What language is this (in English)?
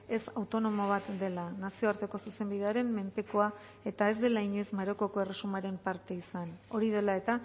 Basque